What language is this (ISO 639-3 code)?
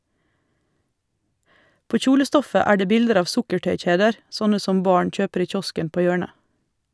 nor